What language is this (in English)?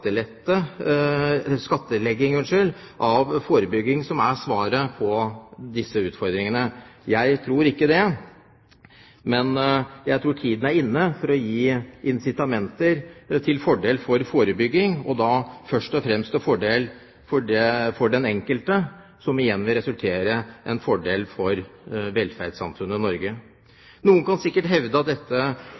Norwegian Bokmål